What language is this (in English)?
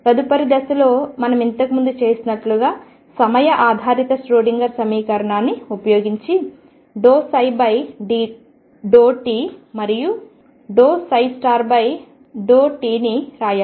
Telugu